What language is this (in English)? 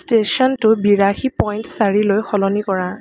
Assamese